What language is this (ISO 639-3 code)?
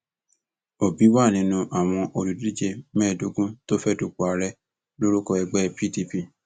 yor